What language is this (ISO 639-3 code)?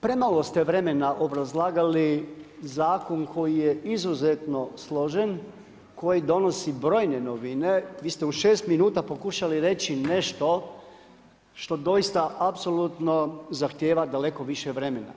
hrv